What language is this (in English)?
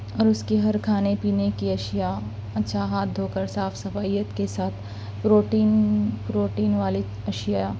Urdu